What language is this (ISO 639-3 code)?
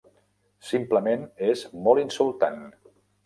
cat